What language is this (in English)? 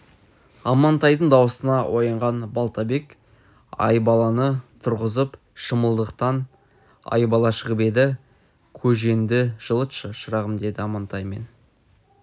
Kazakh